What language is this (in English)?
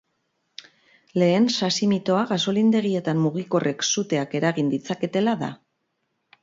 Basque